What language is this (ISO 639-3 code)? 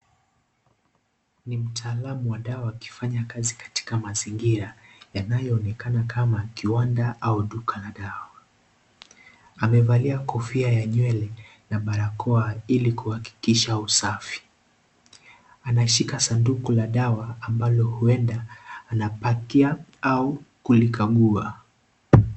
swa